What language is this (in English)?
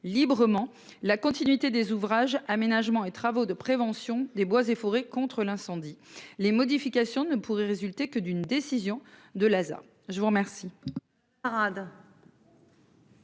French